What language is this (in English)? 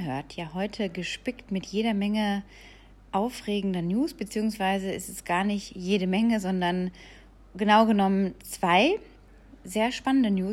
German